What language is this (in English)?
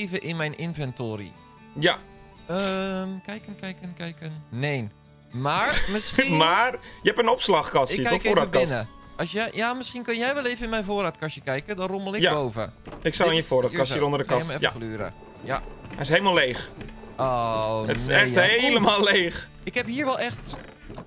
Dutch